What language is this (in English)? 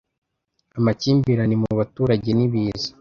Kinyarwanda